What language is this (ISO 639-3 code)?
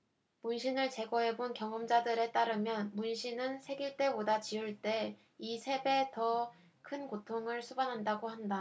kor